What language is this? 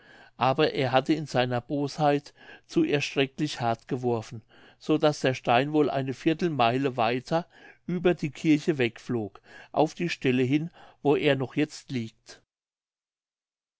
German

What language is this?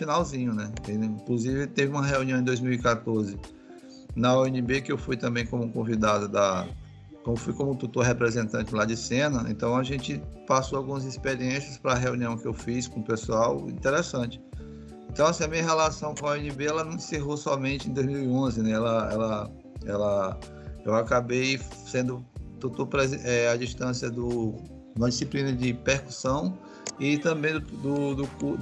Portuguese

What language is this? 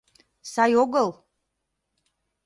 Mari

